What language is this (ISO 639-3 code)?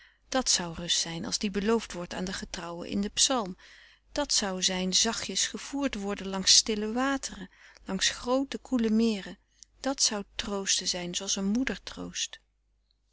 nld